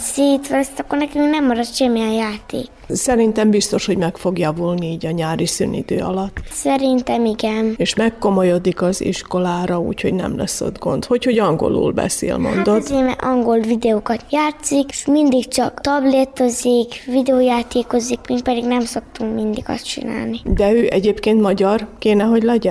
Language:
Hungarian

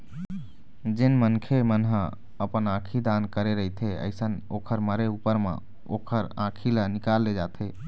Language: Chhattisgarhi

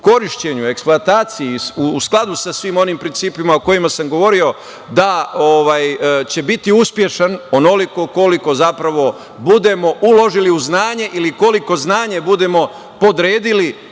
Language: Serbian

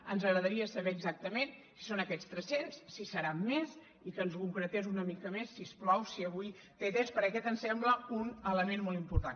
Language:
Catalan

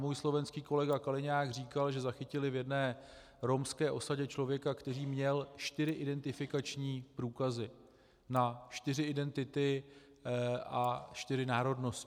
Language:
Czech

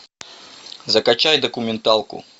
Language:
Russian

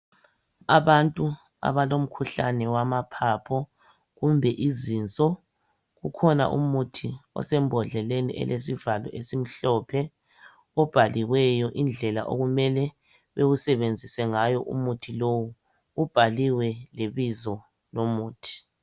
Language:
North Ndebele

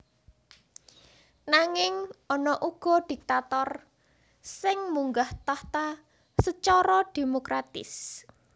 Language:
Javanese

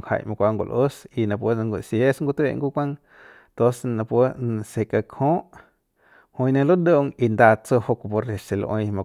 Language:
Central Pame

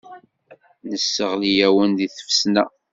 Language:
Kabyle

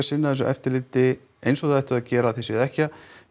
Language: Icelandic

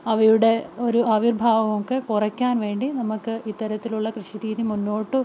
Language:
Malayalam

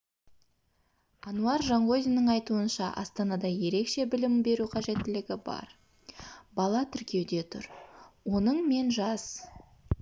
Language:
Kazakh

